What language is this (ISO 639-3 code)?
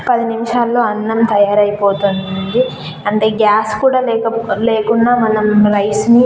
tel